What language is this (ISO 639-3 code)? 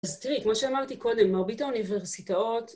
heb